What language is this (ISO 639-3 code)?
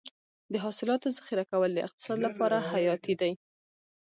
pus